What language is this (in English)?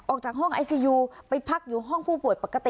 Thai